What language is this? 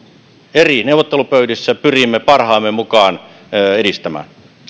Finnish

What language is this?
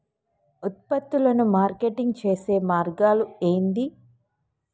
Telugu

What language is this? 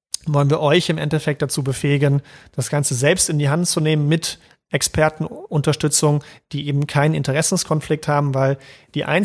German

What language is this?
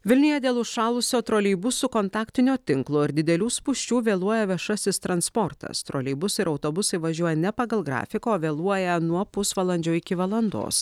Lithuanian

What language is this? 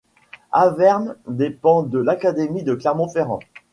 French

